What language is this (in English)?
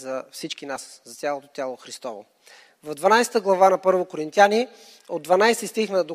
Bulgarian